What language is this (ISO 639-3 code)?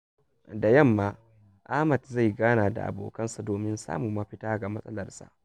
hau